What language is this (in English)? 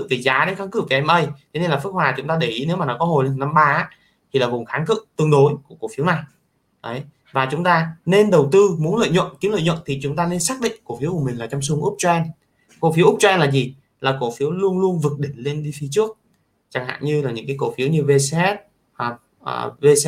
Vietnamese